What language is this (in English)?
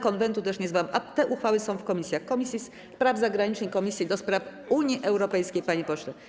Polish